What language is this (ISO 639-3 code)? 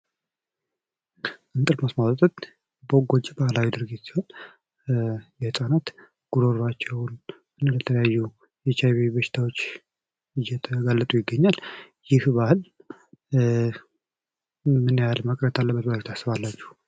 amh